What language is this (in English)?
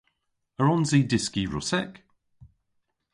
Cornish